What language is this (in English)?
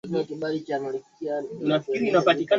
Swahili